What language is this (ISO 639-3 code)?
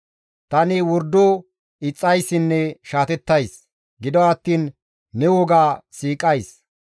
gmv